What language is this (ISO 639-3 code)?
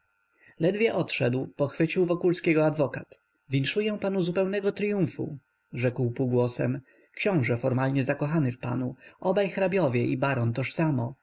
pol